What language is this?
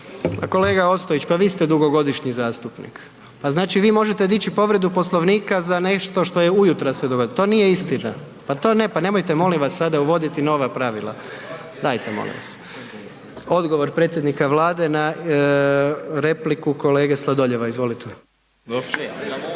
Croatian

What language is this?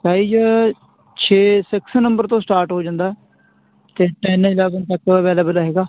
Punjabi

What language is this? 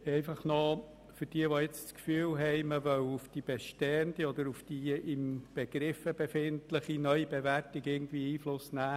Swiss German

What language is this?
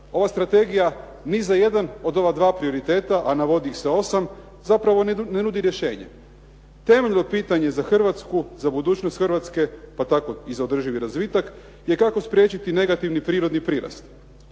Croatian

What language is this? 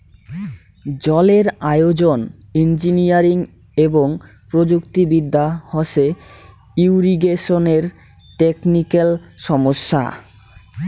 Bangla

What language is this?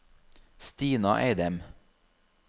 Norwegian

